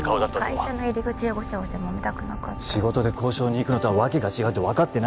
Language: Japanese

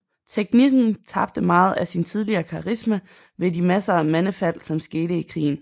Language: Danish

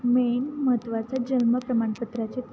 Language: Marathi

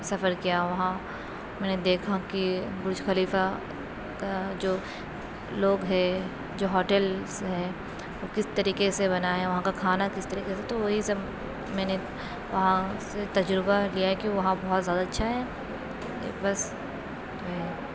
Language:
Urdu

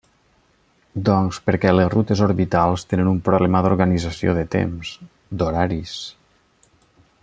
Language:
Catalan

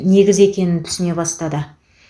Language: Kazakh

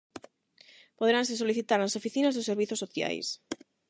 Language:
Galician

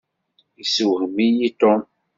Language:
Kabyle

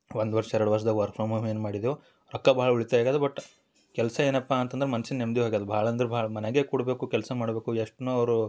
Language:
Kannada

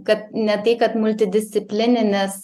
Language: Lithuanian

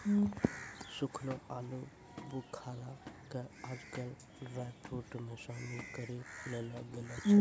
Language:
Maithili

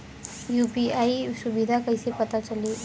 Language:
Bhojpuri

